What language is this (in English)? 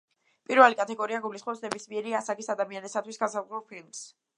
Georgian